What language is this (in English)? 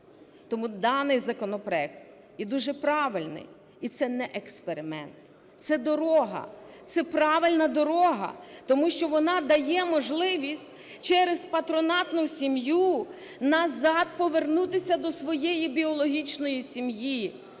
Ukrainian